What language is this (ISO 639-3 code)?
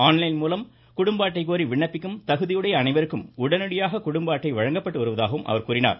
tam